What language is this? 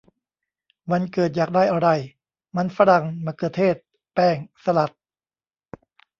Thai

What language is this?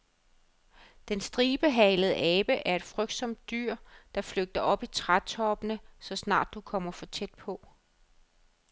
Danish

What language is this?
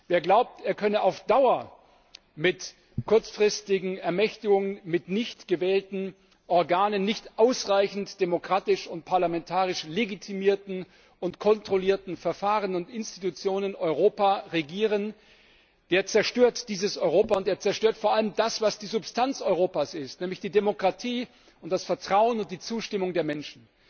German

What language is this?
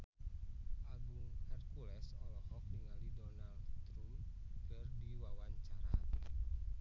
Sundanese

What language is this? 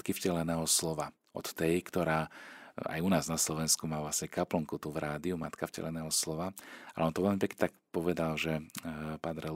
Slovak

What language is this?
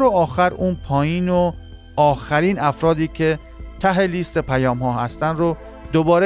Persian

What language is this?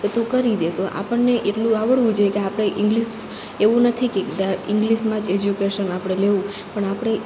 Gujarati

